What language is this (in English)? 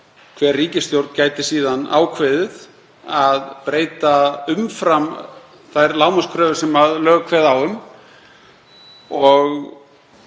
Icelandic